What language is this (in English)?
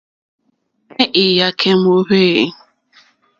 Mokpwe